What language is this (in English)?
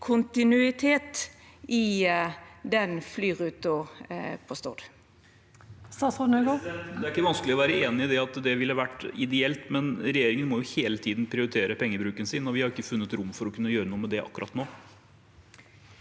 Norwegian